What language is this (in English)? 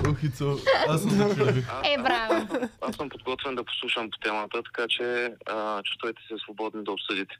Bulgarian